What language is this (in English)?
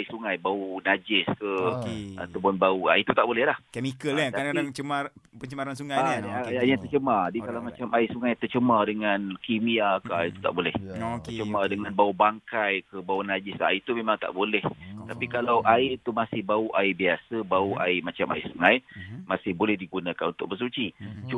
Malay